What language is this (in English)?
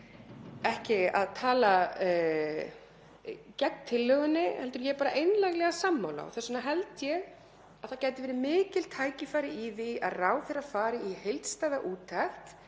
Icelandic